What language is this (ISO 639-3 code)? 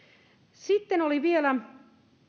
fin